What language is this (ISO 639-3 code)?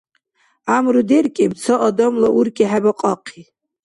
dar